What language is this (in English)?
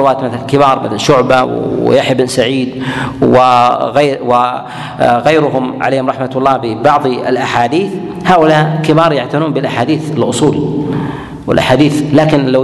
Arabic